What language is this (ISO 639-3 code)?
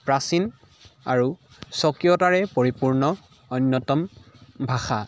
asm